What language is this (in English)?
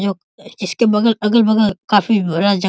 Hindi